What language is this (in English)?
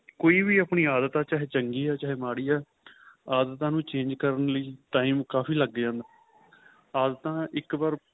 Punjabi